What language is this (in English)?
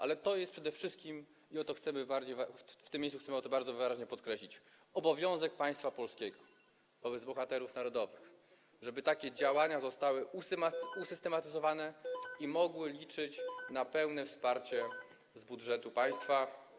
Polish